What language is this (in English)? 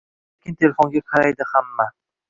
Uzbek